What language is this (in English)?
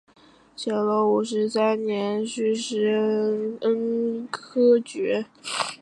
Chinese